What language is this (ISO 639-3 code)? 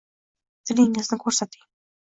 uzb